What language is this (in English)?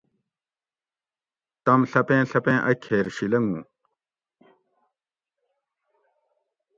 Gawri